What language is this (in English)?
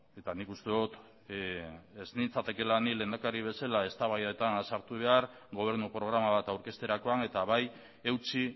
Basque